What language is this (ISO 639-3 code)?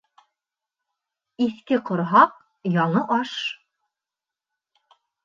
bak